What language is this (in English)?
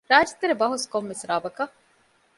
Divehi